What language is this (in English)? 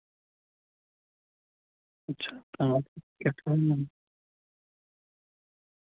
Dogri